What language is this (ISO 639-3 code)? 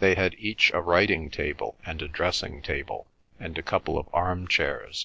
eng